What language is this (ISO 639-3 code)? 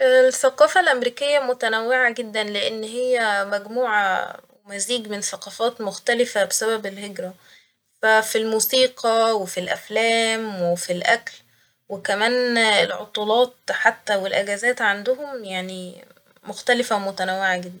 arz